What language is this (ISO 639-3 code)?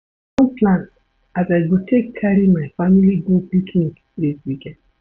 pcm